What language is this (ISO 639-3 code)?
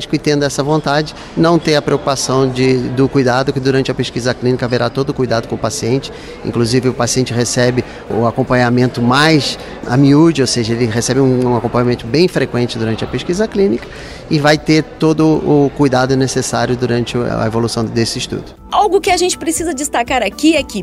por